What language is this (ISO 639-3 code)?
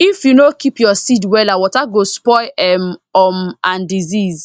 pcm